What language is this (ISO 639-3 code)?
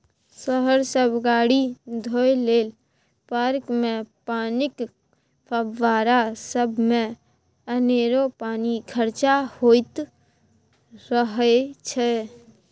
mai